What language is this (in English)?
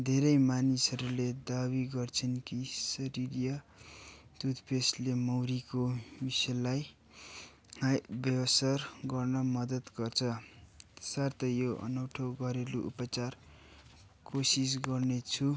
Nepali